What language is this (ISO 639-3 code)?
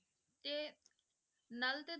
pan